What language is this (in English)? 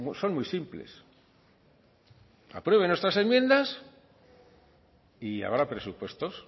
Spanish